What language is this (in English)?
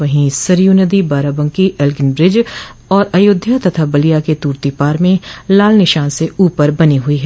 Hindi